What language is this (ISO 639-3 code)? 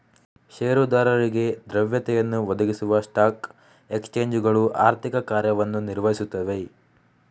kan